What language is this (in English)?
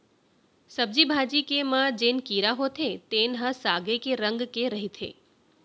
Chhattisgarhi